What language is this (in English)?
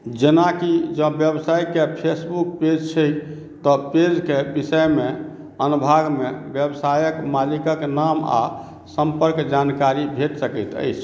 Maithili